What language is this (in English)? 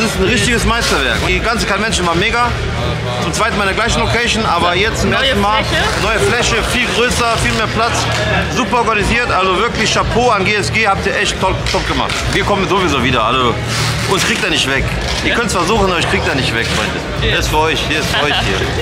German